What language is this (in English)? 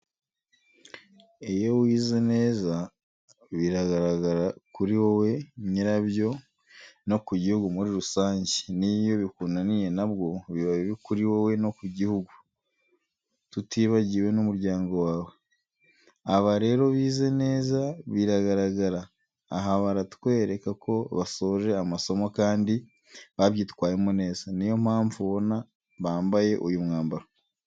Kinyarwanda